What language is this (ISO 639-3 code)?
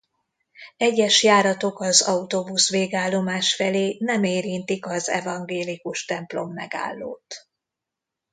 hun